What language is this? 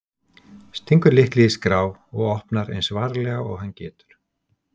Icelandic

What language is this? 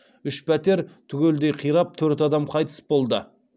Kazakh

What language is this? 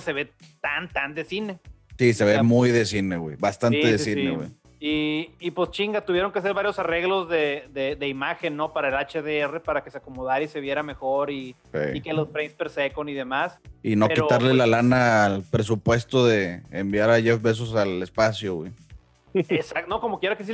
Spanish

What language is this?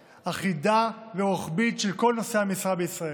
Hebrew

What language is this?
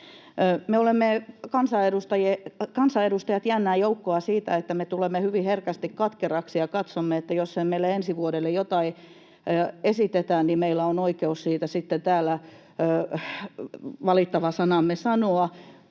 Finnish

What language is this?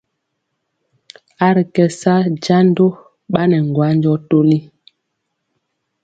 Mpiemo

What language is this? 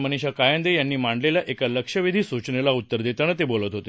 Marathi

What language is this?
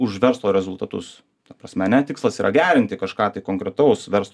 Lithuanian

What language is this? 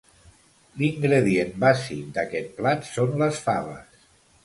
Catalan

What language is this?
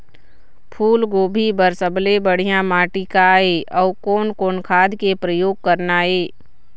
Chhattisgarhi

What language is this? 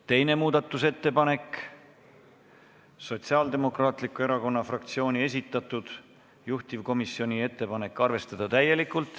Estonian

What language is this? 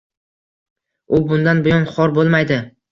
Uzbek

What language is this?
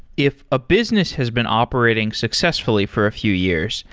English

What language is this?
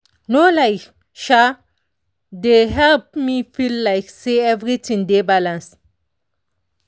Nigerian Pidgin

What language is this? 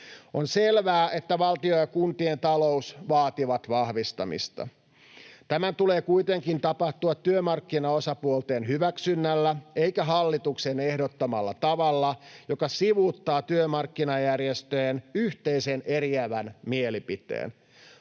Finnish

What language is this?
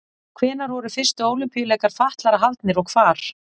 Icelandic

